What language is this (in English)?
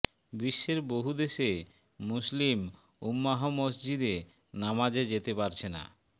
Bangla